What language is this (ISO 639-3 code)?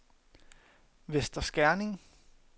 dan